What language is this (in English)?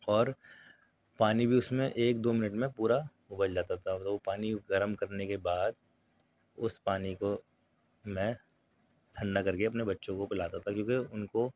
Urdu